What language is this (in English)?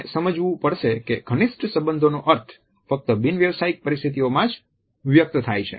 Gujarati